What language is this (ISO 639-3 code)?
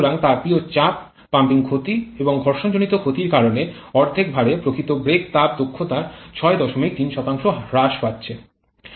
ben